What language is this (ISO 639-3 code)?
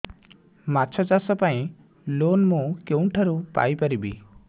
ori